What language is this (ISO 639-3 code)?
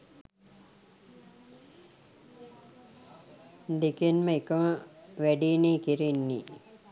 sin